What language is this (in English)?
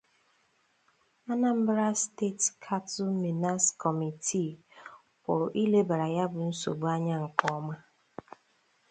Igbo